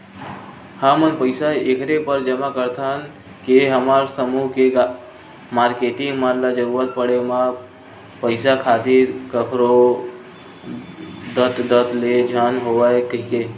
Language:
Chhattisgarhi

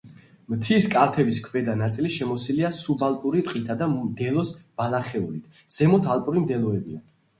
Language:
Georgian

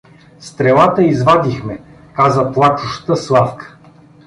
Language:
Bulgarian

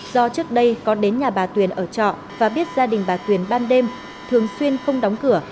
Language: Vietnamese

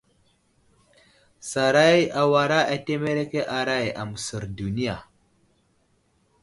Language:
Wuzlam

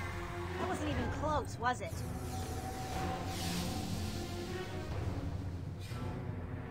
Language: Korean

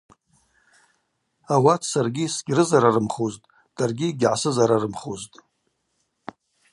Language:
Abaza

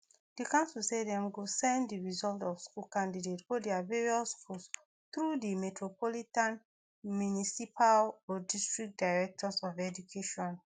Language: Nigerian Pidgin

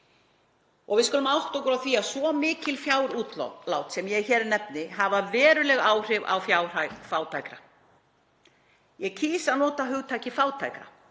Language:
Icelandic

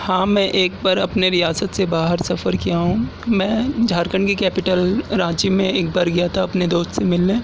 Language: Urdu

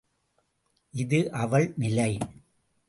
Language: Tamil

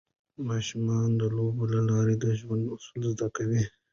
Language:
Pashto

